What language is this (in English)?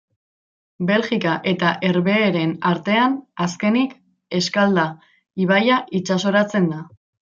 Basque